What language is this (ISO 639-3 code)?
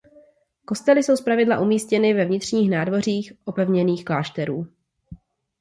ces